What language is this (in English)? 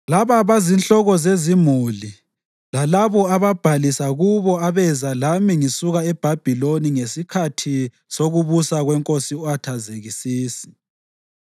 North Ndebele